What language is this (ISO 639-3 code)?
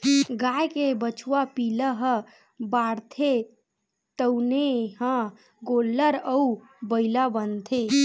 hne